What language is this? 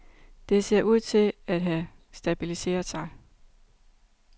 Danish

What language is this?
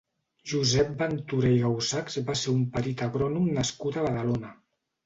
Catalan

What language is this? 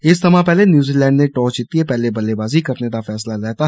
Dogri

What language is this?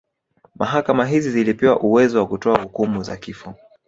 Swahili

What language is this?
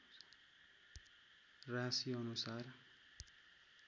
Nepali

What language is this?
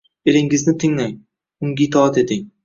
Uzbek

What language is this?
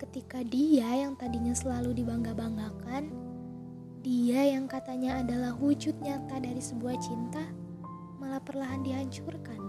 Indonesian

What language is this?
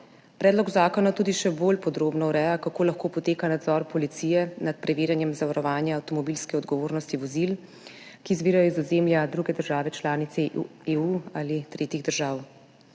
Slovenian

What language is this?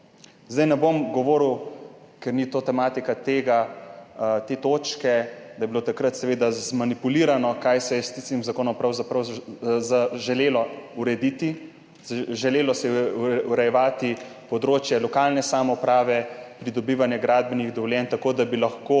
Slovenian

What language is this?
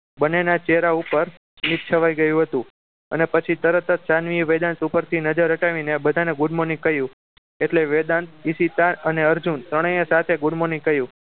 Gujarati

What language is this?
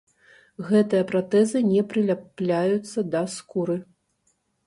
Belarusian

